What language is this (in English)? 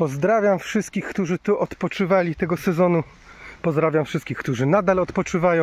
Polish